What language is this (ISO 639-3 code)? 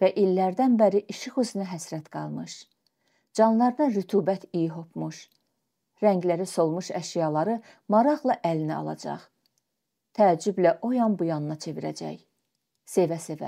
tur